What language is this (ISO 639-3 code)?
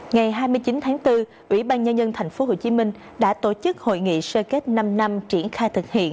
vie